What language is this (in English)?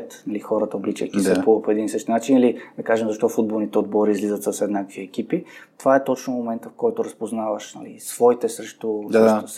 Bulgarian